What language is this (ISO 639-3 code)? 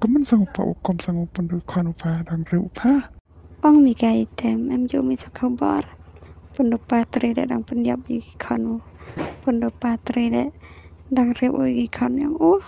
tha